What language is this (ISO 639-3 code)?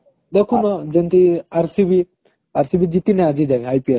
ori